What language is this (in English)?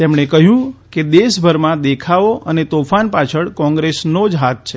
Gujarati